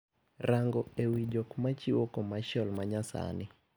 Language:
Luo (Kenya and Tanzania)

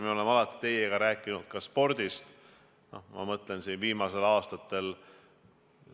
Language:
Estonian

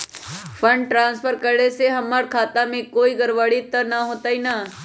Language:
Magahi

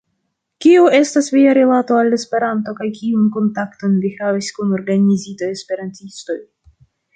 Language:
Esperanto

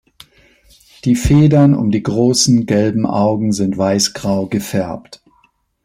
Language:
German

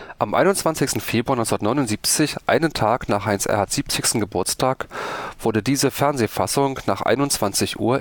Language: German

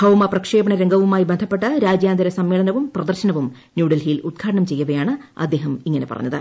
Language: Malayalam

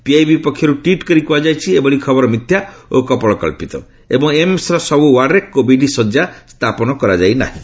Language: Odia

